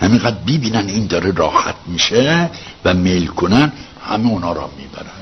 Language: Persian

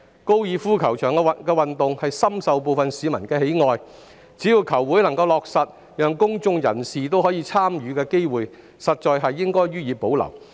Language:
Cantonese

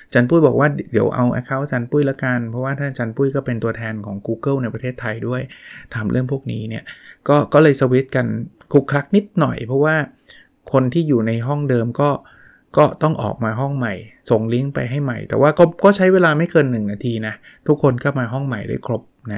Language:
Thai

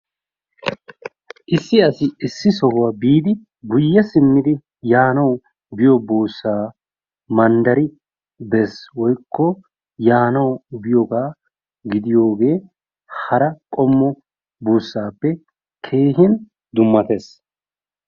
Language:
Wolaytta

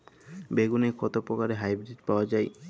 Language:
Bangla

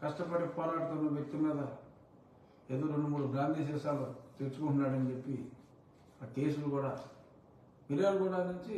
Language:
Telugu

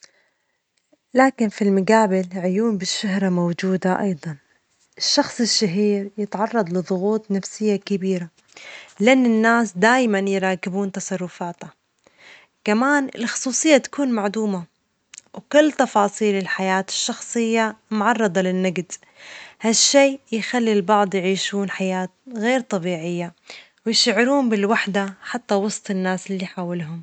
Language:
Omani Arabic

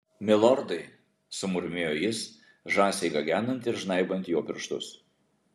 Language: Lithuanian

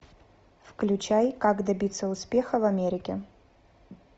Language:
Russian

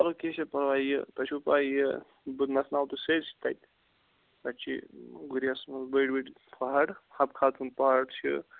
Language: Kashmiri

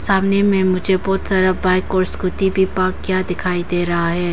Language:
Hindi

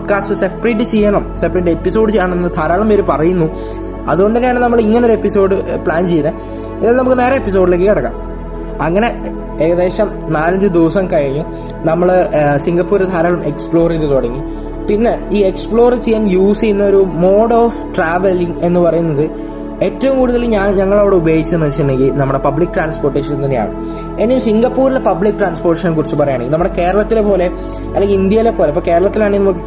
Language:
Malayalam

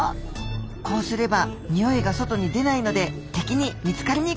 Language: Japanese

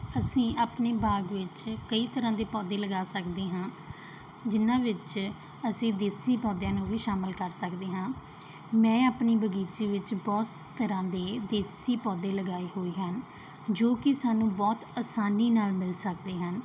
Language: Punjabi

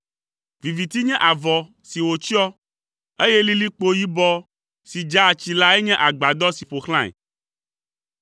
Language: Ewe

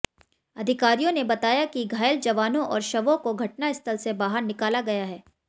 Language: Hindi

